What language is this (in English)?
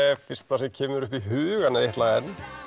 Icelandic